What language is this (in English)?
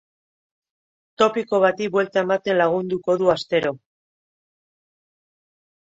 Basque